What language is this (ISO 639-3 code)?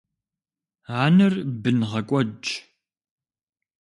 kbd